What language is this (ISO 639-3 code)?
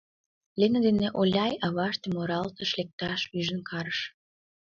chm